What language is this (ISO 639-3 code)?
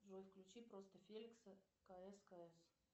rus